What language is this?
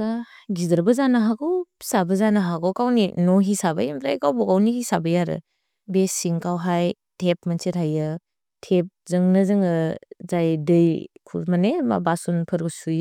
Bodo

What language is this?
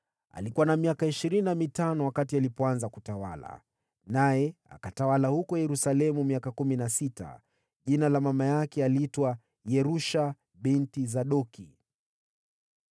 Swahili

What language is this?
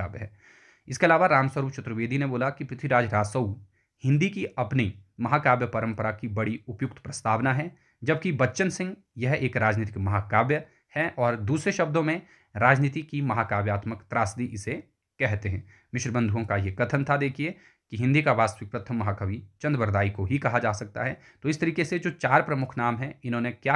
Hindi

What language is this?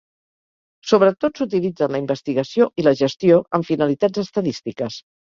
Catalan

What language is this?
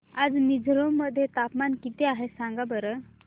Marathi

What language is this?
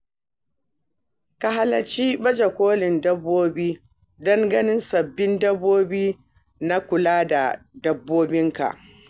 Hausa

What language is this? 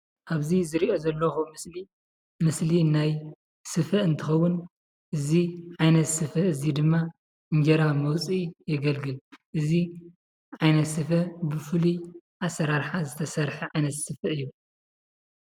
Tigrinya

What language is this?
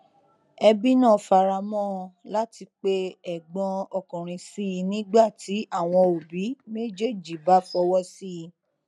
Yoruba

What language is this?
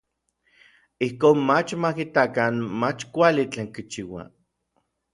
Orizaba Nahuatl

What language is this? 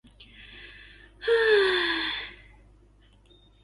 Thai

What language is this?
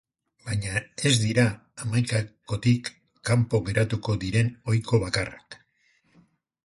Basque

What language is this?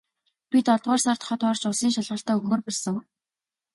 Mongolian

